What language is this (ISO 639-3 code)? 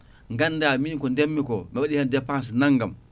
ful